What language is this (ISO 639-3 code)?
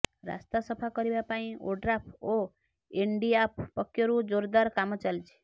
ori